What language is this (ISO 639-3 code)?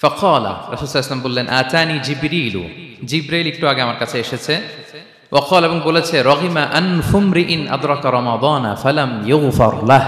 ara